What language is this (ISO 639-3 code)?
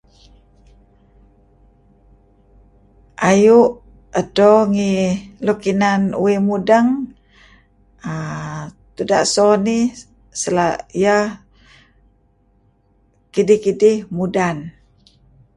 kzi